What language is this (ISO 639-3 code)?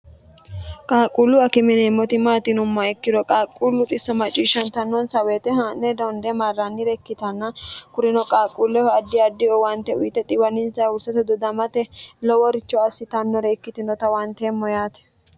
sid